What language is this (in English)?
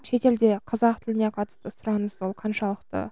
Kazakh